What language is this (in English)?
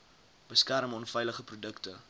Afrikaans